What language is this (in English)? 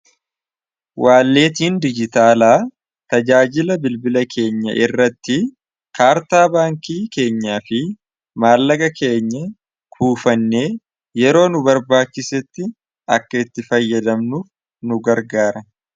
Oromo